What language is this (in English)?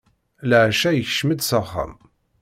Kabyle